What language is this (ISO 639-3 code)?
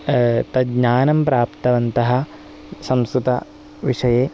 san